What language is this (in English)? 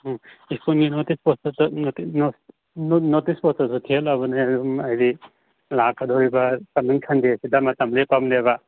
Manipuri